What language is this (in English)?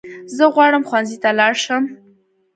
Pashto